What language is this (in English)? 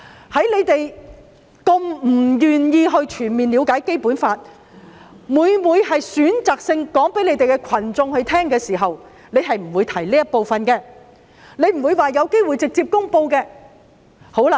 Cantonese